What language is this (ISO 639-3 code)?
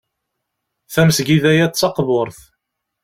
kab